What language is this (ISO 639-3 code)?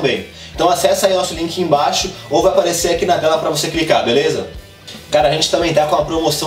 por